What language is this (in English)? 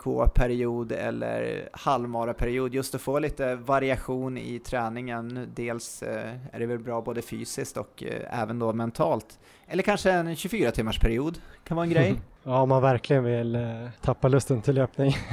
Swedish